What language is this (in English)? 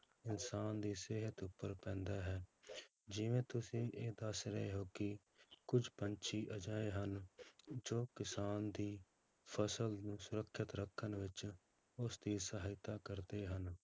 Punjabi